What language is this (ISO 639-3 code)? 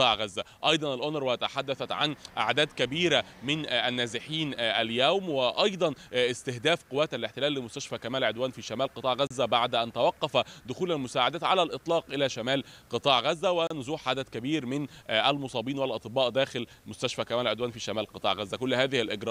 ara